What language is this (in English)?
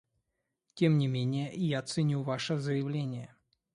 Russian